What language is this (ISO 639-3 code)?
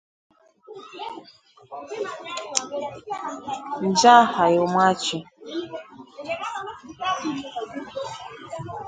swa